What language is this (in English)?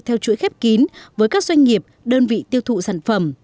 Vietnamese